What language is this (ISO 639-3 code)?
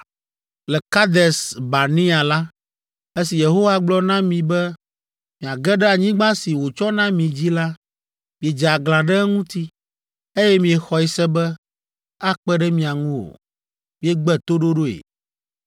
ewe